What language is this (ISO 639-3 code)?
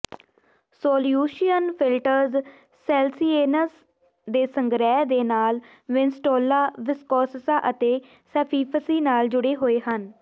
pan